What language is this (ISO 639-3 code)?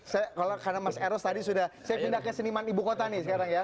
ind